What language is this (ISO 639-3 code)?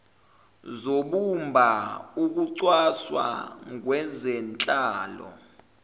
zul